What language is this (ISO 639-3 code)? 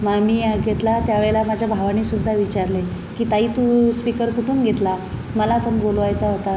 mar